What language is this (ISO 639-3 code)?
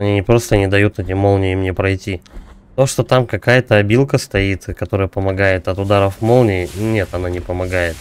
rus